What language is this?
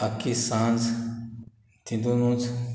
Konkani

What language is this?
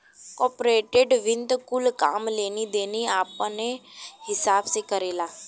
Bhojpuri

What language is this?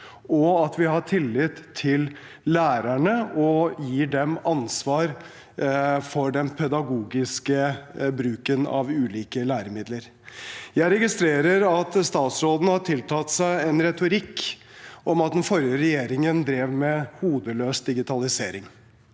Norwegian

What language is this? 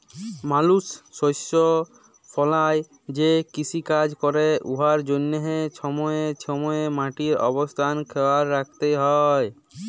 Bangla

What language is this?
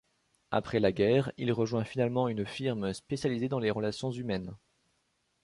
French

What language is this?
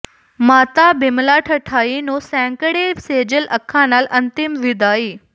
Punjabi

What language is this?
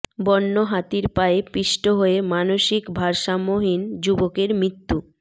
Bangla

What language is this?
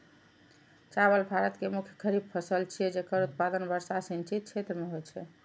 Maithili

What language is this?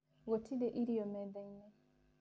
Kikuyu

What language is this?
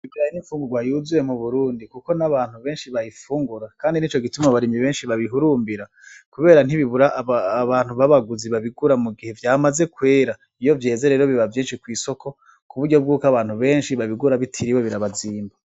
Rundi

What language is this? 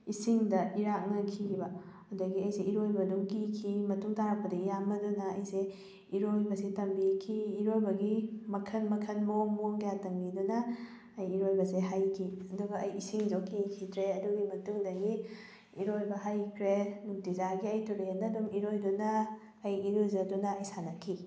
Manipuri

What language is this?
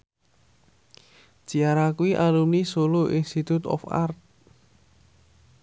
Javanese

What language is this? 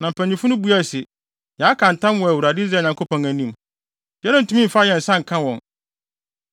Akan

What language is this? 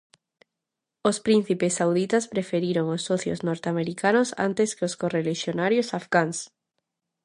Galician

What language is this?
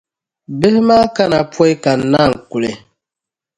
Dagbani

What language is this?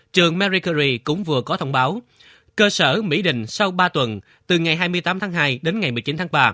Vietnamese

